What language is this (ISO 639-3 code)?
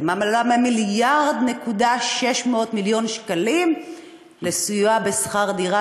heb